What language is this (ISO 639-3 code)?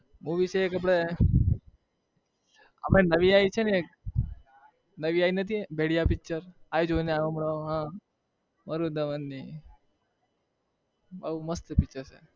guj